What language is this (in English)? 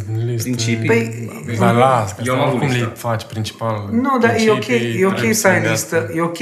Romanian